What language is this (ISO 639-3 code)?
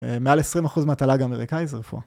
heb